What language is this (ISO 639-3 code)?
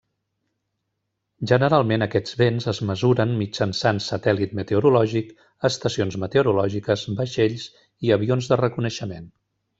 cat